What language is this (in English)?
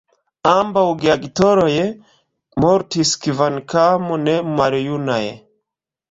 Esperanto